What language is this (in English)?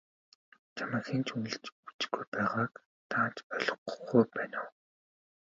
Mongolian